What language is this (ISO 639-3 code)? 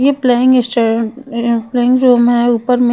hin